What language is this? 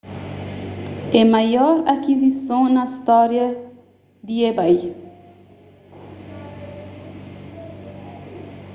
Kabuverdianu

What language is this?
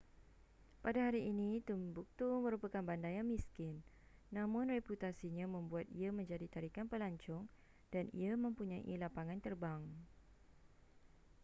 Malay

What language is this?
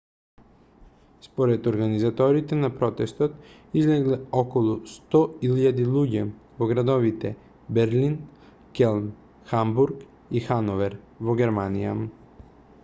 Macedonian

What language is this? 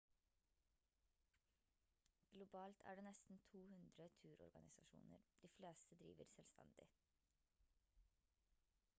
Norwegian Bokmål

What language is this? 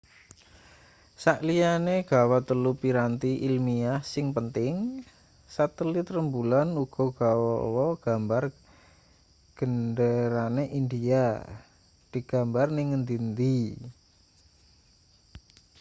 Javanese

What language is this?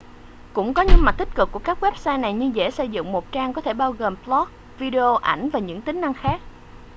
Vietnamese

